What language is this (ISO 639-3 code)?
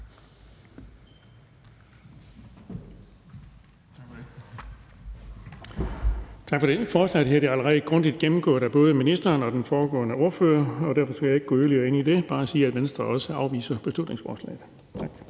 dan